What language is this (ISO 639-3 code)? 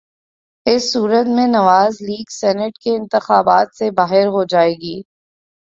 urd